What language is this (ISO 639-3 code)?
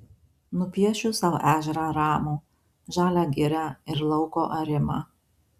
lit